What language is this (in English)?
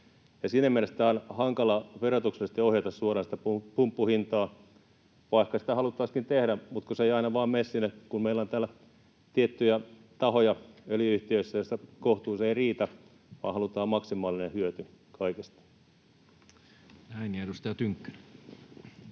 Finnish